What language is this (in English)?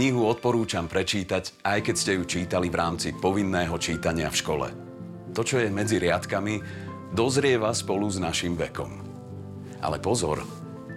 Slovak